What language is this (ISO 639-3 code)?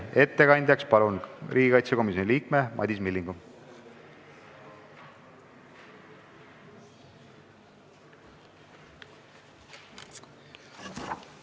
est